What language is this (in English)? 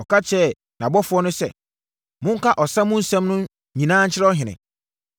Akan